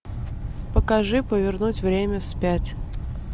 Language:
Russian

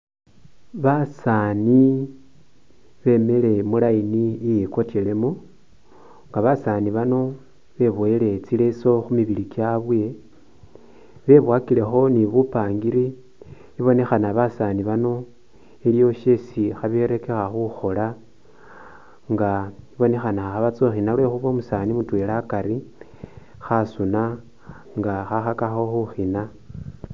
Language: Masaaba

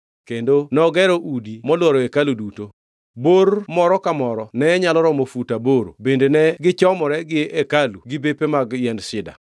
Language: Luo (Kenya and Tanzania)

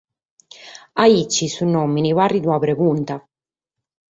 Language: Sardinian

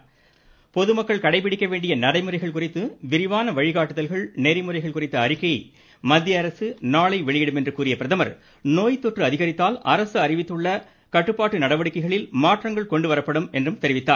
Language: Tamil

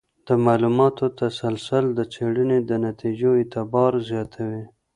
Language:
Pashto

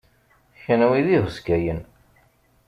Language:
Kabyle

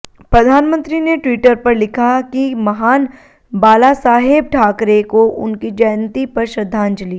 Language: Hindi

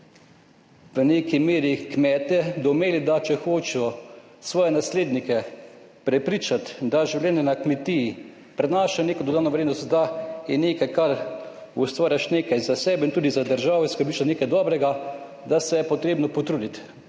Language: Slovenian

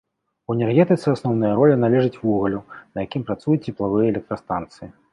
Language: Belarusian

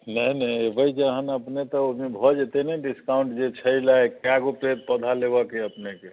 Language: Maithili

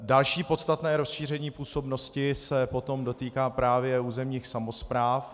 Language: Czech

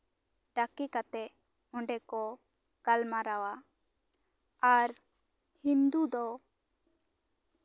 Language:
Santali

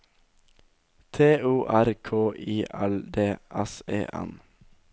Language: Norwegian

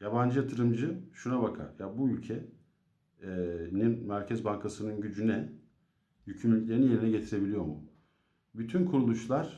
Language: Turkish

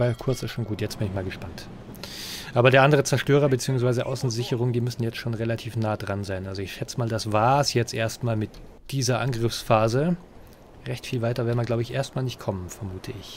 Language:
German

